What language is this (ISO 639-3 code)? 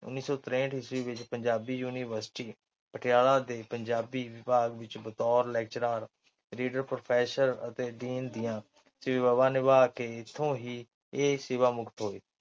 pan